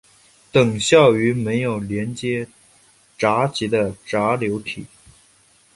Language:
Chinese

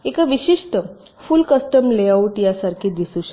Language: Marathi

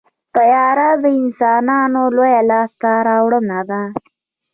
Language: Pashto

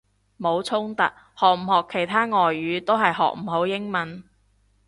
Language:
Cantonese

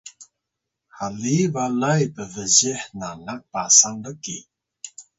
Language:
Atayal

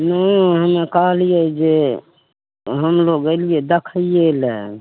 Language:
Maithili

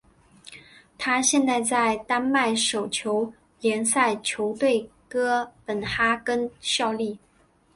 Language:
Chinese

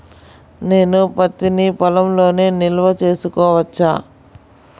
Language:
Telugu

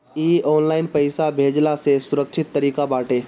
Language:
Bhojpuri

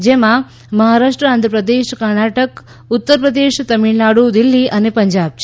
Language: Gujarati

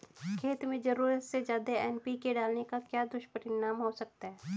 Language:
Hindi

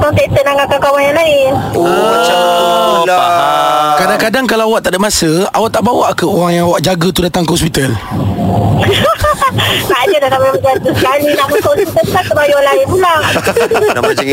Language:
Malay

